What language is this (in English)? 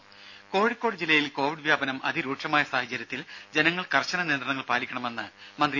Malayalam